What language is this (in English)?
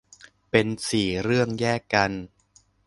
Thai